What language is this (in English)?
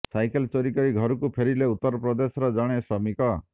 Odia